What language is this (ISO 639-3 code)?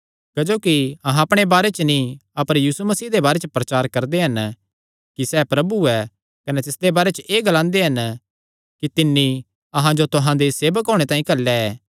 xnr